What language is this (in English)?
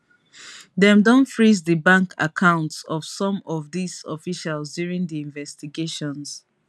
Nigerian Pidgin